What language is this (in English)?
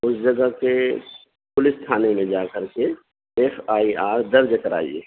Urdu